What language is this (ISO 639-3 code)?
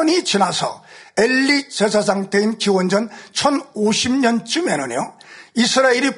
kor